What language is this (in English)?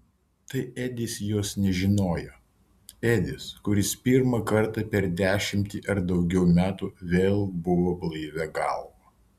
Lithuanian